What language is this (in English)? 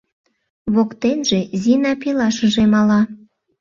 Mari